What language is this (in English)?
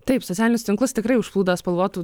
Lithuanian